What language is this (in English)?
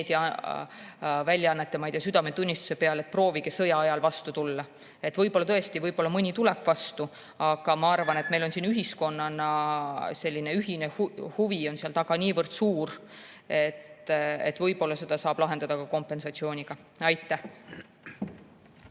Estonian